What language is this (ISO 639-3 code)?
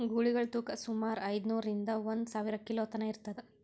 kan